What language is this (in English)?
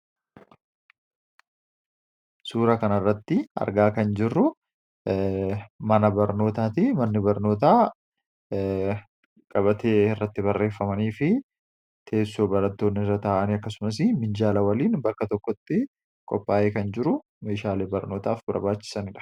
Oromo